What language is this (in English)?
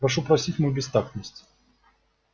Russian